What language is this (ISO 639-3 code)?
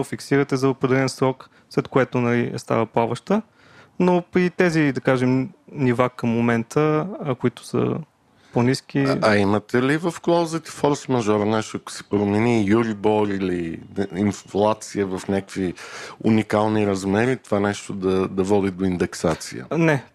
bul